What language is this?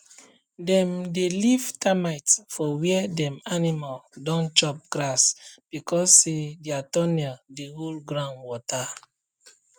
Nigerian Pidgin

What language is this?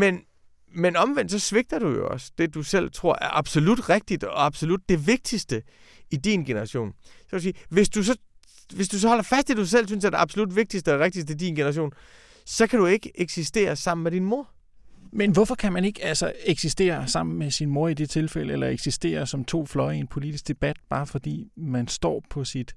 Danish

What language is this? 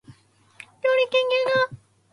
Japanese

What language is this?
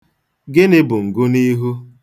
Igbo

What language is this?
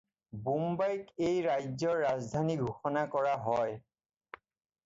Assamese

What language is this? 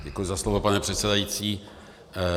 Czech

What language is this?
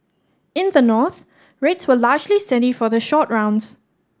English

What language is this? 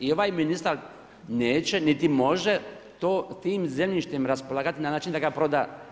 Croatian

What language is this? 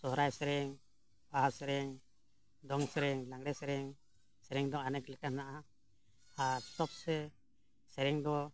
Santali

